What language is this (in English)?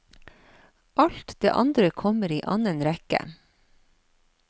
Norwegian